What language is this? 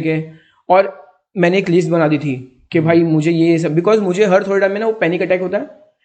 Hindi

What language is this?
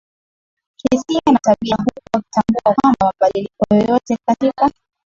Swahili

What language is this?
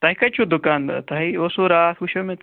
Kashmiri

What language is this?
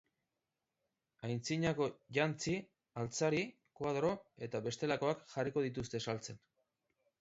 Basque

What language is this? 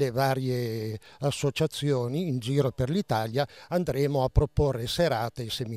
Italian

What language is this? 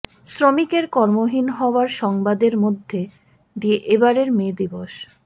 Bangla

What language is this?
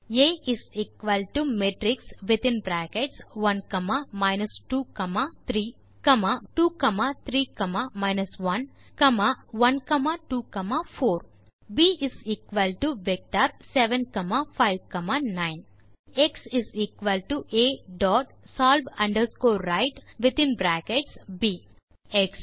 Tamil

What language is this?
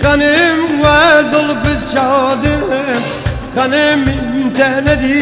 Arabic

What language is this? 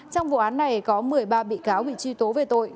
Vietnamese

